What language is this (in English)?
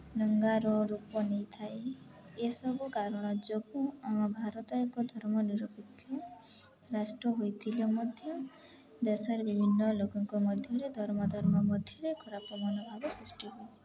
Odia